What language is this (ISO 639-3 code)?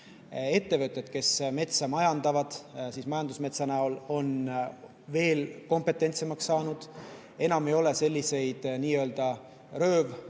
est